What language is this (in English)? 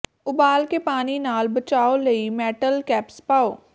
Punjabi